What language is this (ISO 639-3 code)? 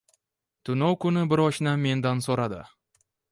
uzb